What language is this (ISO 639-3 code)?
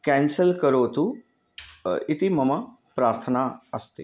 san